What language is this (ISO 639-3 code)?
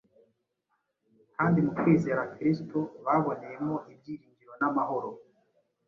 kin